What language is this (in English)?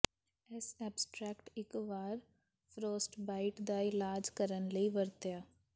Punjabi